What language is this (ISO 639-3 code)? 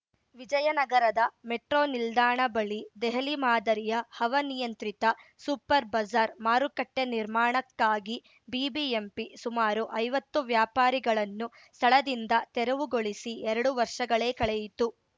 kan